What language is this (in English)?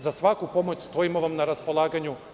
Serbian